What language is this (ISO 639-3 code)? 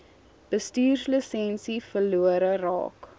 afr